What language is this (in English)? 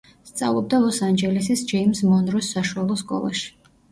Georgian